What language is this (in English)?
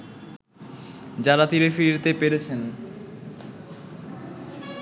Bangla